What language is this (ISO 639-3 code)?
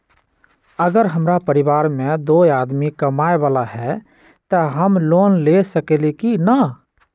mag